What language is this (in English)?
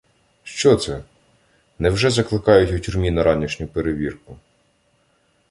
Ukrainian